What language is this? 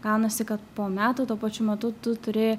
Lithuanian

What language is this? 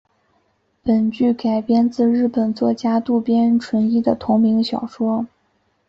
Chinese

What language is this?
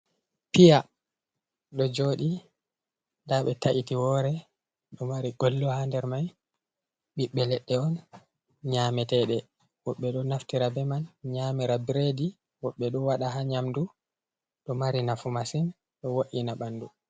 Fula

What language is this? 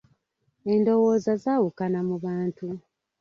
Ganda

